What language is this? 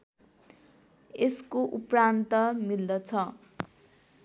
Nepali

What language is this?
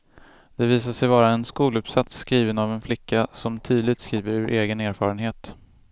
Swedish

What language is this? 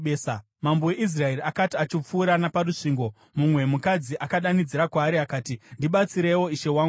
Shona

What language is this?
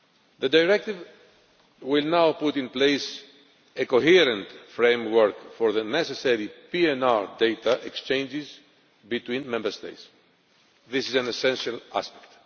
English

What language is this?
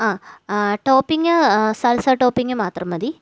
Malayalam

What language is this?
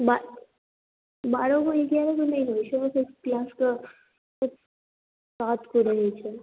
Maithili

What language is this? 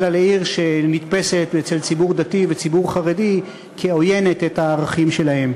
Hebrew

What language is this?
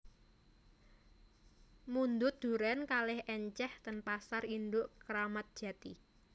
Javanese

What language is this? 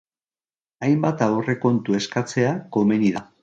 Basque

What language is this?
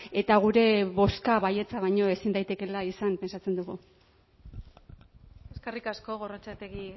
Basque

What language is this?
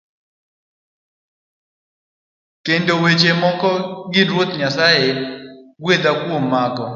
Luo (Kenya and Tanzania)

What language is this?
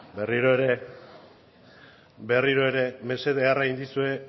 Basque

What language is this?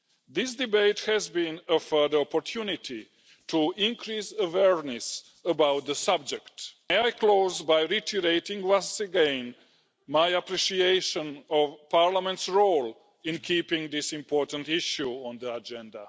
English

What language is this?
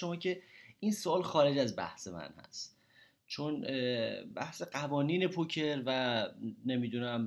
Persian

